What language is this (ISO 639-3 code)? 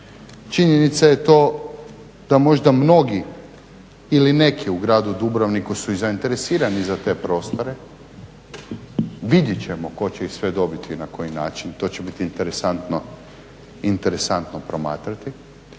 hrv